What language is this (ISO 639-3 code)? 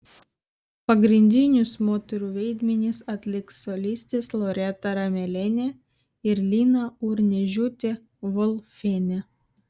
lit